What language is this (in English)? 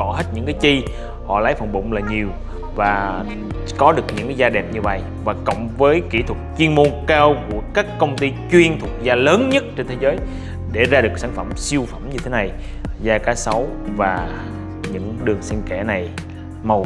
Vietnamese